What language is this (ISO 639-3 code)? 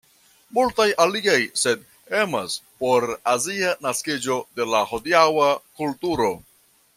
epo